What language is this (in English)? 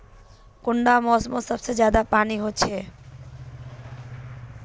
Magahi